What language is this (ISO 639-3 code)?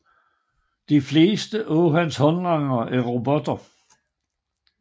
dan